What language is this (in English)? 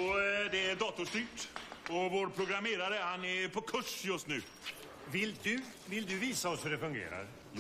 Swedish